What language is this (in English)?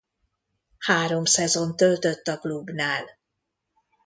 Hungarian